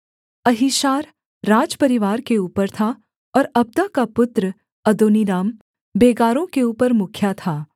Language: Hindi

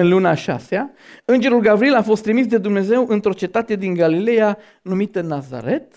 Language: Romanian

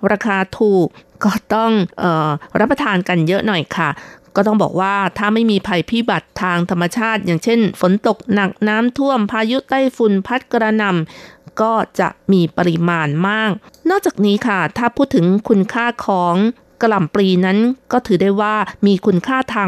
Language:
Thai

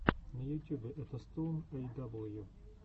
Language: Russian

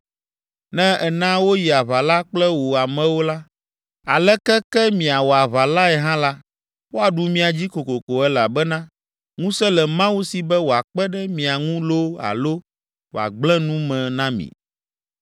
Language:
Ewe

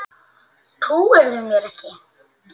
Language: Icelandic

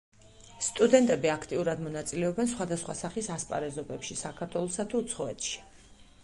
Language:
Georgian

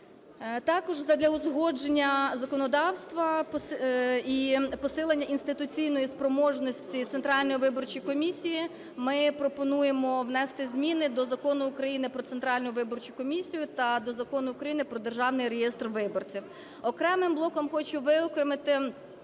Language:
Ukrainian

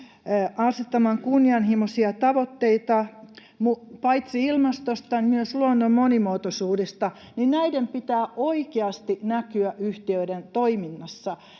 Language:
Finnish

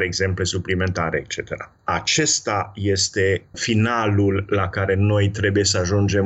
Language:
Romanian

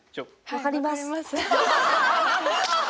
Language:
Japanese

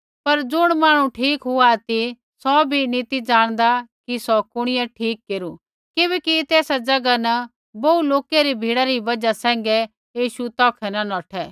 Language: Kullu Pahari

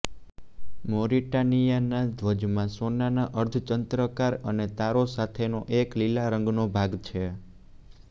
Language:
Gujarati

